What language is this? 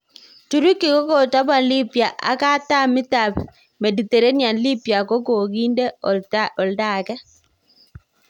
Kalenjin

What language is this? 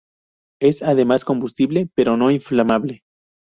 Spanish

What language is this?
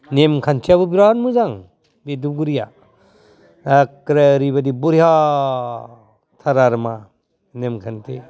Bodo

